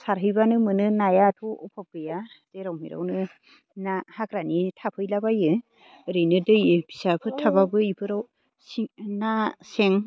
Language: Bodo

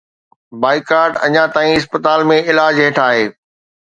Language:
Sindhi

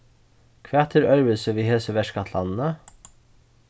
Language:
Faroese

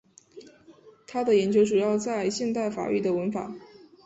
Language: Chinese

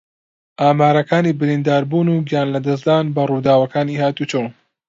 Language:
Central Kurdish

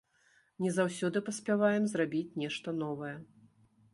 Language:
Belarusian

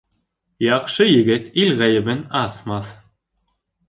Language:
Bashkir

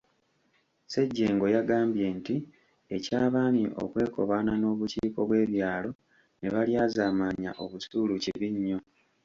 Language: Ganda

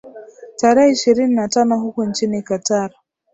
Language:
Swahili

